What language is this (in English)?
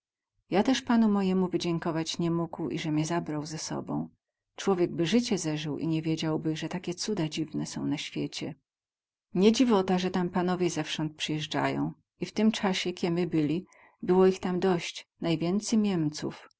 Polish